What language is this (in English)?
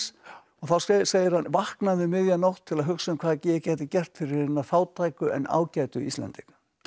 Icelandic